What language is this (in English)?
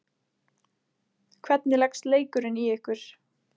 Icelandic